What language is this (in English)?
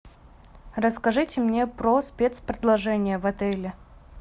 Russian